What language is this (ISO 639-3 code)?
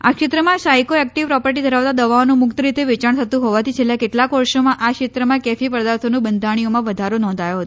guj